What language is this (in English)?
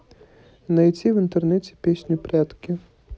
Russian